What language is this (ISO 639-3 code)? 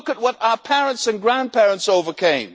eng